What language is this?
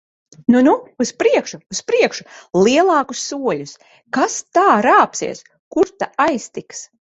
Latvian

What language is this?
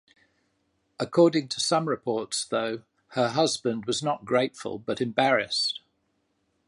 English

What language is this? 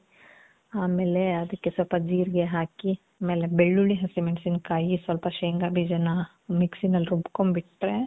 Kannada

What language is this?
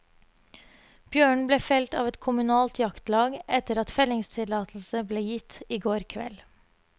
Norwegian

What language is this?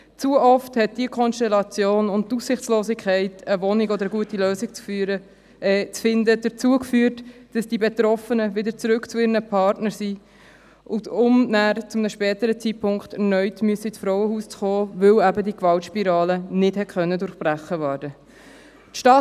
Swiss German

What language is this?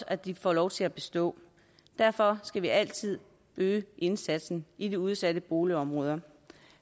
Danish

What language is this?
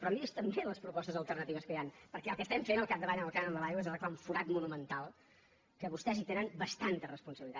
Catalan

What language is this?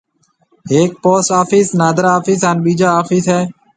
Marwari (Pakistan)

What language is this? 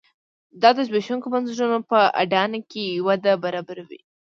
Pashto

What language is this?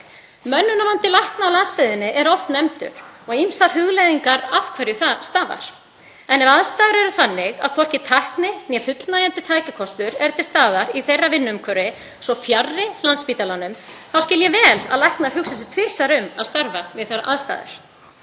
Icelandic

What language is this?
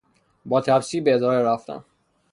Persian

